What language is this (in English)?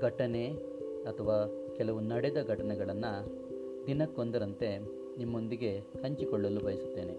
Kannada